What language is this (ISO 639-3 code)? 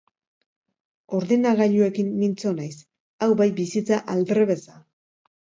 eus